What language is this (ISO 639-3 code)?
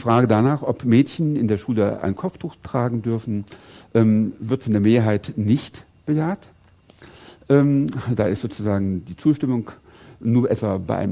deu